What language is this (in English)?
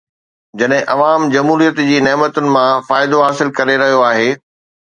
Sindhi